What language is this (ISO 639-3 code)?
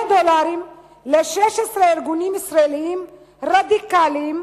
heb